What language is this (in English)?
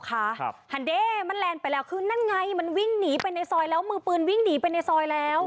Thai